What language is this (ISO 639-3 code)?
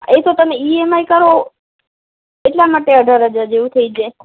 guj